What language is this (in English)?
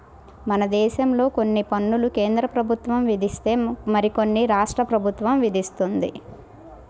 Telugu